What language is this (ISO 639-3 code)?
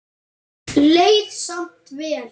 isl